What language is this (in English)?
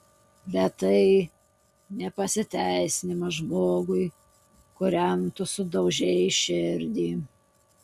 Lithuanian